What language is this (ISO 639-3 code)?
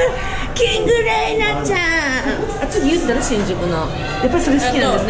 jpn